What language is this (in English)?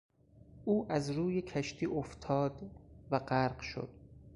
Persian